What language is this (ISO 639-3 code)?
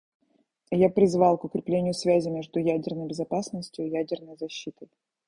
rus